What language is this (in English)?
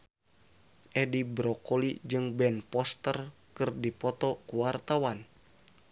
Sundanese